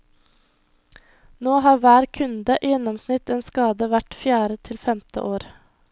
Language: Norwegian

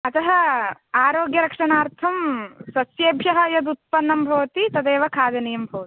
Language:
Sanskrit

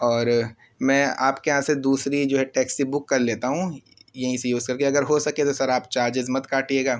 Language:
Urdu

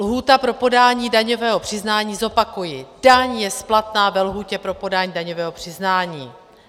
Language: Czech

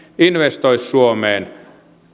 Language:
Finnish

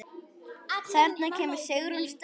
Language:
Icelandic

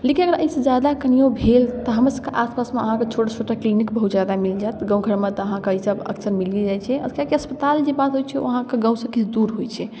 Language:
Maithili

